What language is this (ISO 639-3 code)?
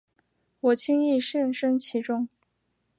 zho